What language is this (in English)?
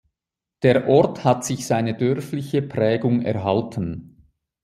German